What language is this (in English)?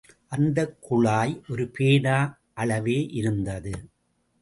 Tamil